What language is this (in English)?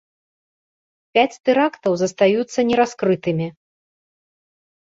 Belarusian